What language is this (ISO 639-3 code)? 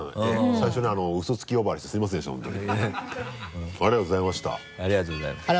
jpn